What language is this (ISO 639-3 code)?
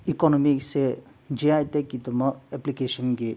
mni